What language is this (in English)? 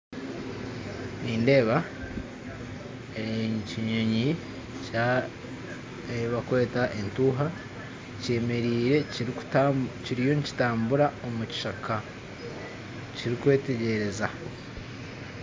Nyankole